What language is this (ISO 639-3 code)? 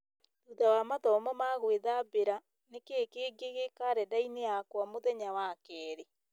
kik